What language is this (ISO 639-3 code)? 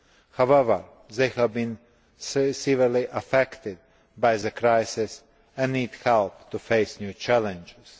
eng